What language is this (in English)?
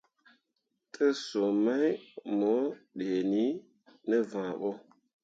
Mundang